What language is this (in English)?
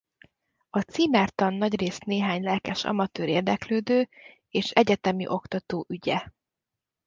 Hungarian